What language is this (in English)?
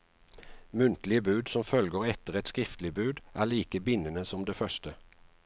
Norwegian